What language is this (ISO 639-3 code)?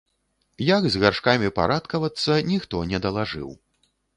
bel